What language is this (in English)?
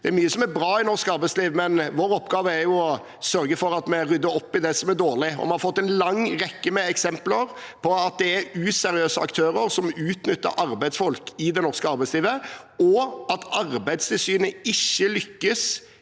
Norwegian